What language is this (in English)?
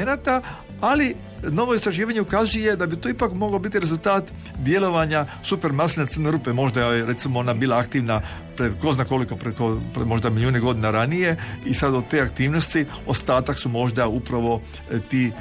Croatian